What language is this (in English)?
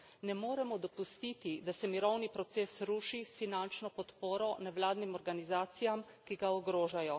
Slovenian